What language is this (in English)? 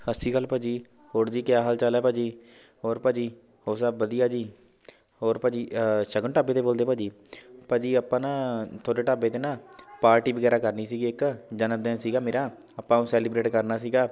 Punjabi